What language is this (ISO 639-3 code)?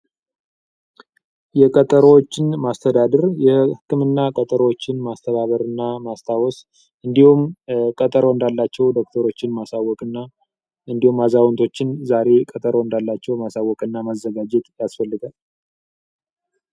amh